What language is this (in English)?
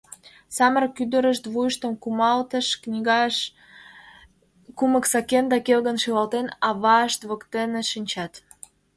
Mari